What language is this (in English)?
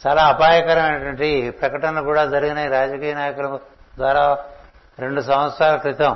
Telugu